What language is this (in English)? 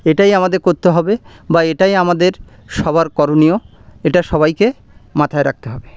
Bangla